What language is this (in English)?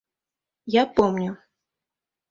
Mari